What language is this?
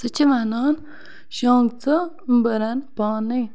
Kashmiri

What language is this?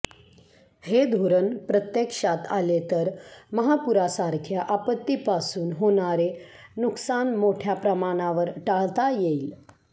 Marathi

